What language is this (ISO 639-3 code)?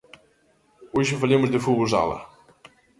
glg